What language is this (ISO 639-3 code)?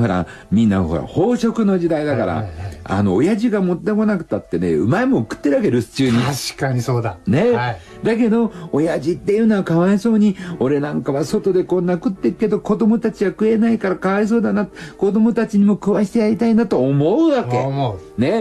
jpn